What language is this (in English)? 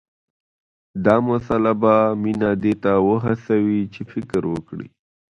Pashto